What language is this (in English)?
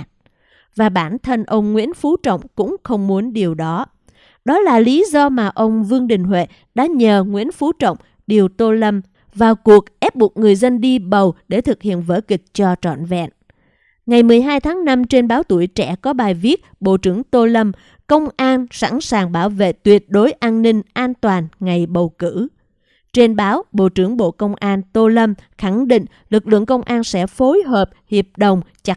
Vietnamese